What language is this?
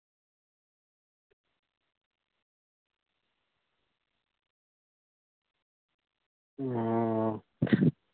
Santali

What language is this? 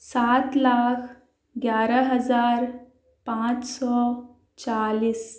Urdu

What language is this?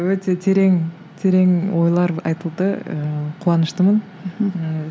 Kazakh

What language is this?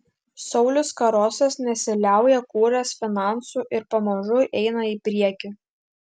Lithuanian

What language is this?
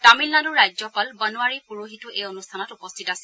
Assamese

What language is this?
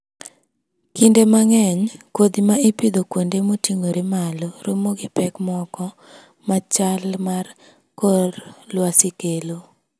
Luo (Kenya and Tanzania)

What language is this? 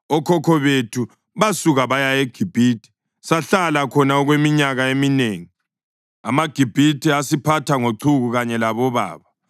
North Ndebele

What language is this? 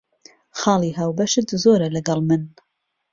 Central Kurdish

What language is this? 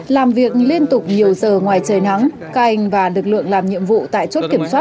Vietnamese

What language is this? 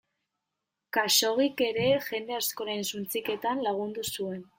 Basque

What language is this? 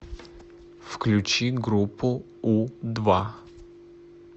Russian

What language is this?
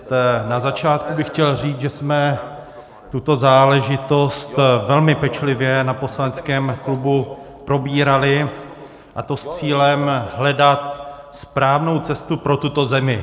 Czech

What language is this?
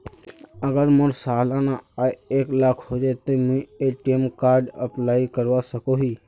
Magahi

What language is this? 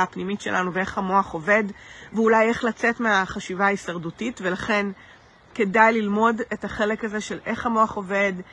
Hebrew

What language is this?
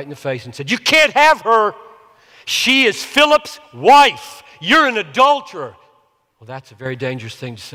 English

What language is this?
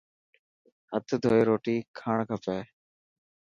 Dhatki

